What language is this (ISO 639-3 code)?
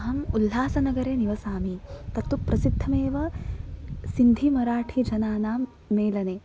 san